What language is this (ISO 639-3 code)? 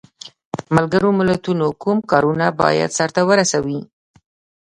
pus